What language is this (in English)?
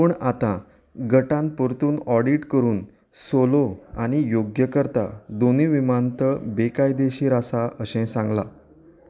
Konkani